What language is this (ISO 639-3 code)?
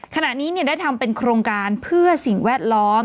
tha